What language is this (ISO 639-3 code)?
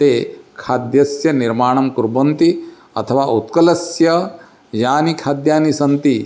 san